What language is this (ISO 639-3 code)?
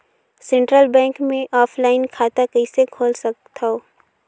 hne